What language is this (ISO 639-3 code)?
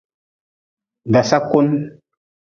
nmz